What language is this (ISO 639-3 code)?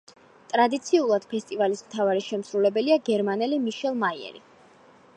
kat